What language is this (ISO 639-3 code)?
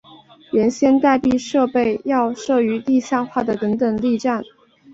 zho